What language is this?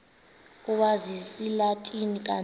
Xhosa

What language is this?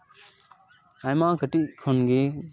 Santali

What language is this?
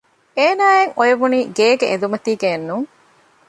Divehi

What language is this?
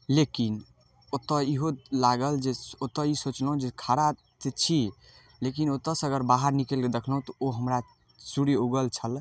Maithili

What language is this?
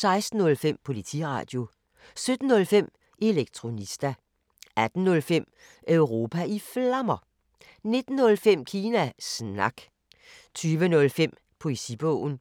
Danish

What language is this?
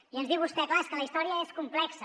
Catalan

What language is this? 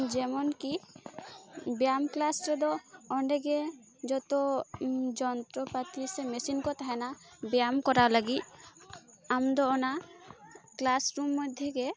Santali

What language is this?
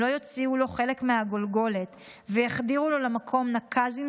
Hebrew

